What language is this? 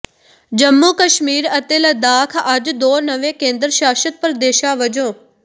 Punjabi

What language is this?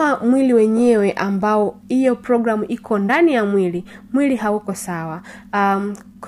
Swahili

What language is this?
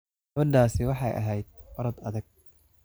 Somali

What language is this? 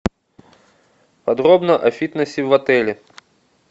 Russian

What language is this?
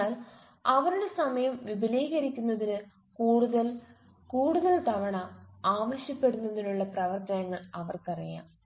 Malayalam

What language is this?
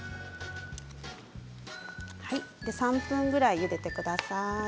Japanese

